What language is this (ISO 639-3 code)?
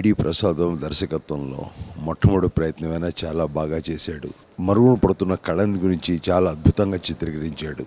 ron